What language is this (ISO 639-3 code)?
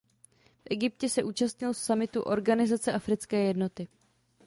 ces